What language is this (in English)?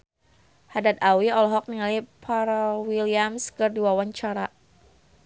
Sundanese